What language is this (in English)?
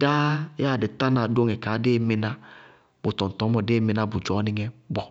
Bago-Kusuntu